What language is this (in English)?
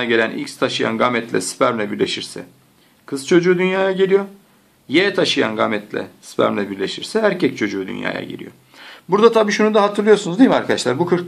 Turkish